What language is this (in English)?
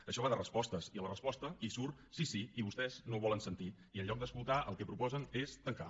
Catalan